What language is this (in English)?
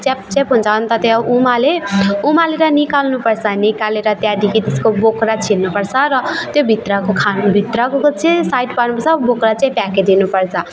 Nepali